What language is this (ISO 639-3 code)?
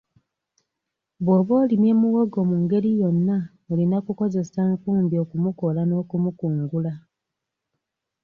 lug